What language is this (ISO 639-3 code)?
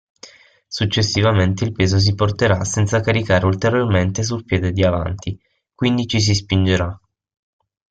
ita